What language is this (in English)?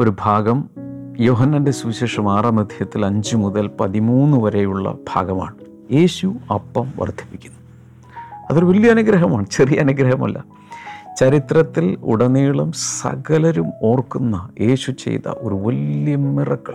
Malayalam